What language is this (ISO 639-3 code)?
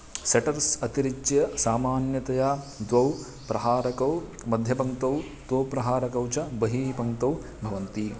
san